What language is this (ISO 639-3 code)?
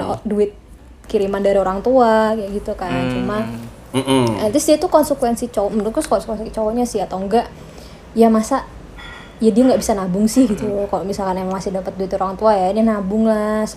ind